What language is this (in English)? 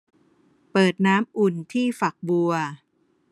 Thai